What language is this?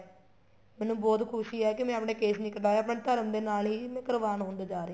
Punjabi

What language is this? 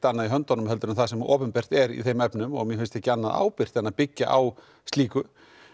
Icelandic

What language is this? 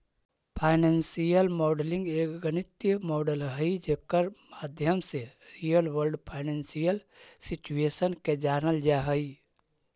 Magahi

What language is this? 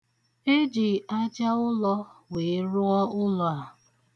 Igbo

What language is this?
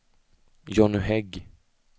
Swedish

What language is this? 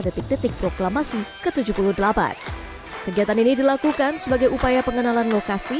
Indonesian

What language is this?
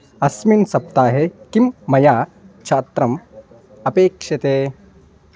Sanskrit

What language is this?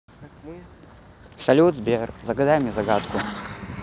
Russian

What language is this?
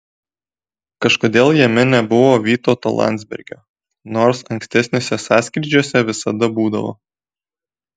Lithuanian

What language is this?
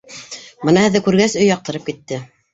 Bashkir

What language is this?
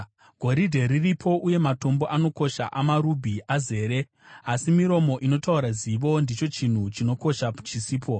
Shona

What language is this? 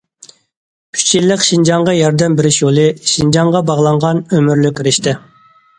Uyghur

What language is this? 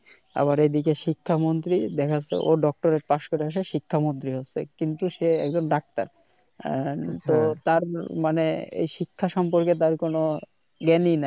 Bangla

